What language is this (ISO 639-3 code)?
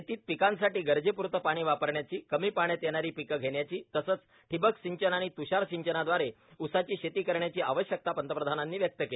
mar